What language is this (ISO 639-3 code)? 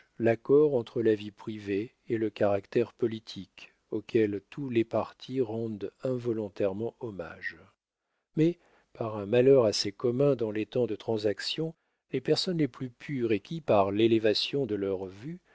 fra